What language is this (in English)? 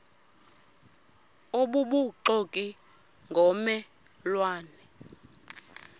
Xhosa